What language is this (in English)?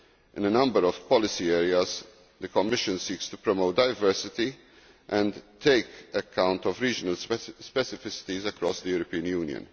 English